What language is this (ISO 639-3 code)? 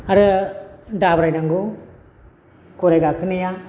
brx